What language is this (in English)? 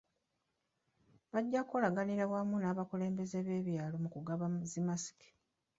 Ganda